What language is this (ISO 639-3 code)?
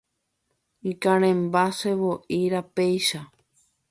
grn